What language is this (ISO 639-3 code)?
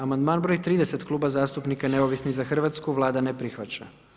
hrv